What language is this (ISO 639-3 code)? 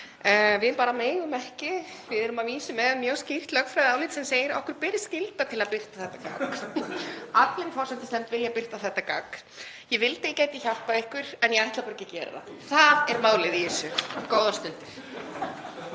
isl